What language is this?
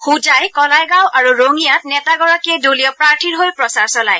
Assamese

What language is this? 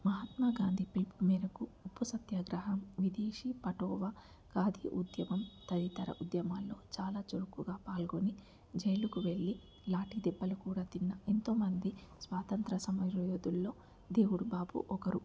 Telugu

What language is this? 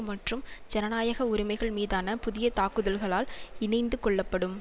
Tamil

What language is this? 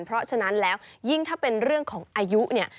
Thai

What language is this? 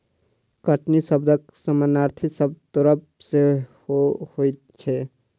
Maithili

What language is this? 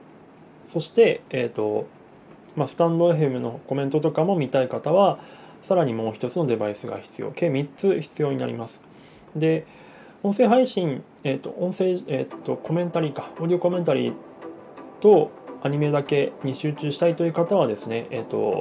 Japanese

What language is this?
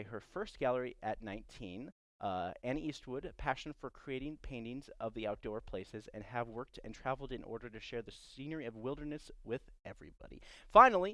English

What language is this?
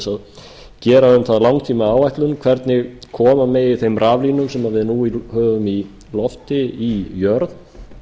Icelandic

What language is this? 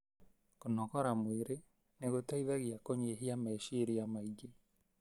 Kikuyu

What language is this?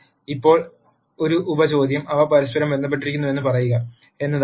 Malayalam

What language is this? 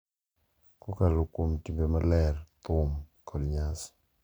Luo (Kenya and Tanzania)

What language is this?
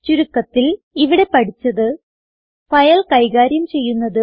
Malayalam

